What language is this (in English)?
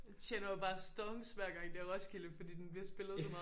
Danish